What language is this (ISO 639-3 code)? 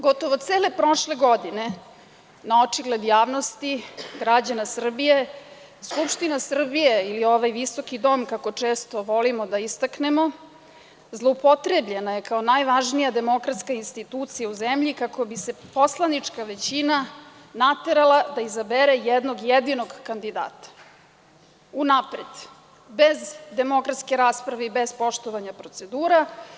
srp